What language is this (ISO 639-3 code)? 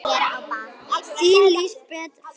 isl